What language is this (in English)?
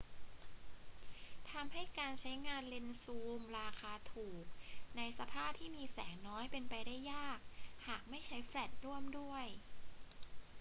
Thai